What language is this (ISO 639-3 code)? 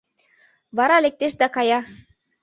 chm